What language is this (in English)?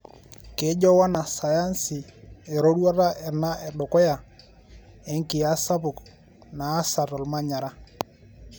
Masai